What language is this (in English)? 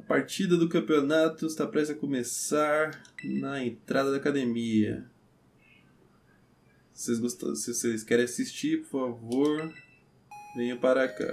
Portuguese